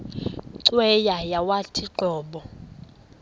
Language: Xhosa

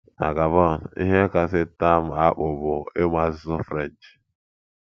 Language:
Igbo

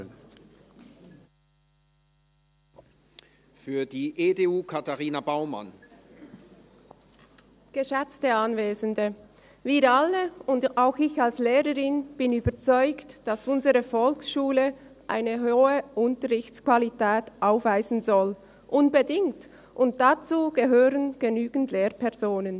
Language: Swiss German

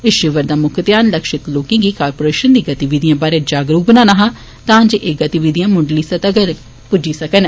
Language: Dogri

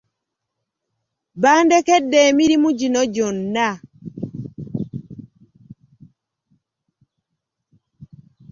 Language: Ganda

